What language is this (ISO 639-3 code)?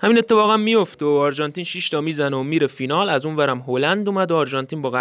fas